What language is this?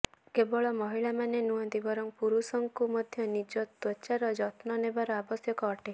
Odia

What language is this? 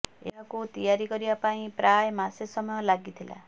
Odia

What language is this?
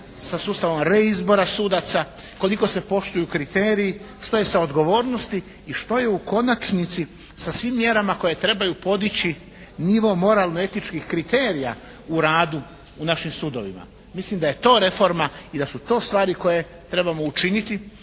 Croatian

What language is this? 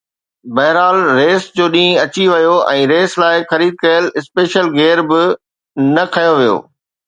Sindhi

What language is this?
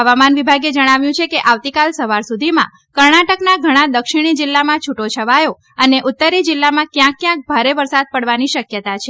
Gujarati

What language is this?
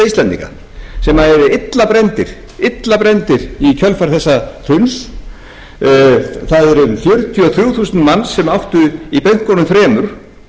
Icelandic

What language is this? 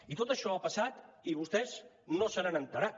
Catalan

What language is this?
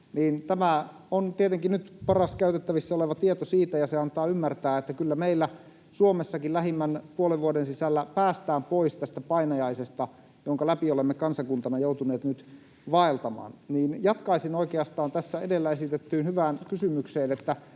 Finnish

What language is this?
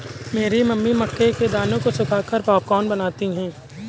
Hindi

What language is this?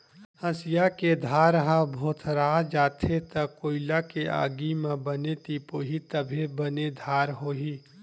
Chhattisgarhi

